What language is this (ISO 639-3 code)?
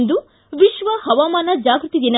kan